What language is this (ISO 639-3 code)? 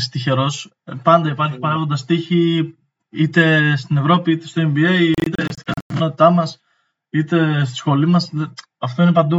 ell